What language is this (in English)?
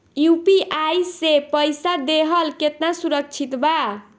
Bhojpuri